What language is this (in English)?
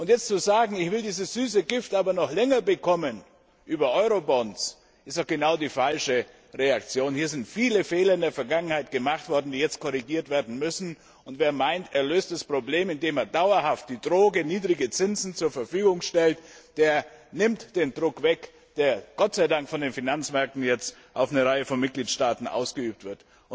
German